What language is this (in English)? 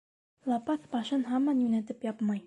Bashkir